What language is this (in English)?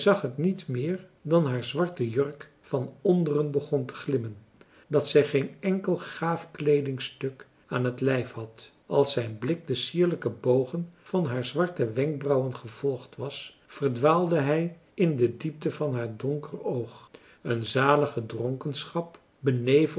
Dutch